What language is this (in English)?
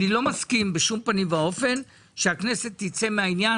Hebrew